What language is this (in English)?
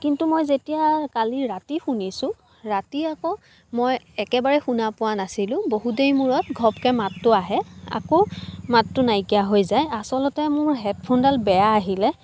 Assamese